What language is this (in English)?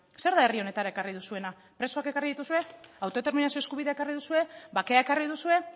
Basque